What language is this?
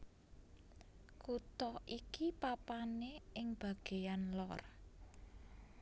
Javanese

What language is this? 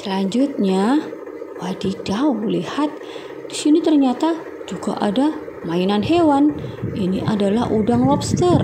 Indonesian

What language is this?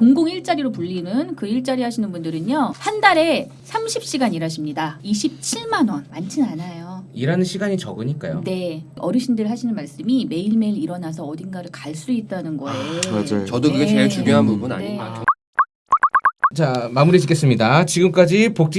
Korean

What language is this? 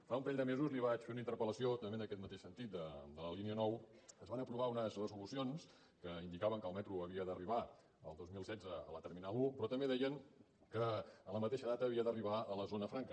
Catalan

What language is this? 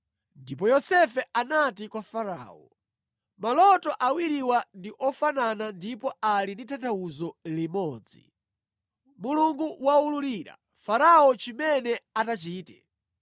Nyanja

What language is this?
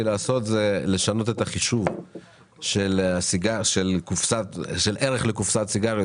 Hebrew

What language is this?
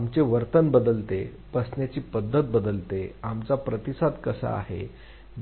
Marathi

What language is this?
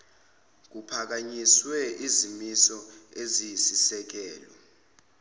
Zulu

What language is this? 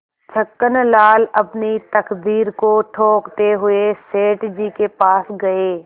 Hindi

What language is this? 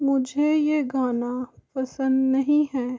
Hindi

